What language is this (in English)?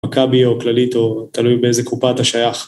Hebrew